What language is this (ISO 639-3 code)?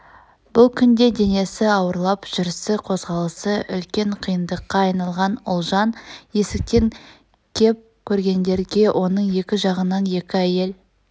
kaz